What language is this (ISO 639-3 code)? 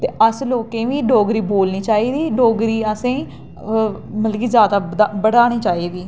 doi